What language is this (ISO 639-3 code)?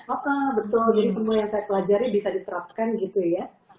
ind